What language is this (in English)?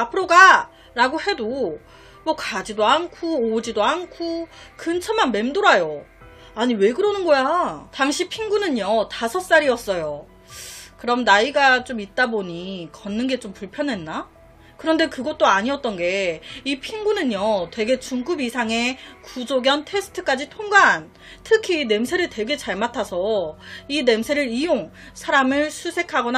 Korean